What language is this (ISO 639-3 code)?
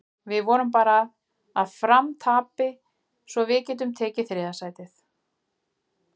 isl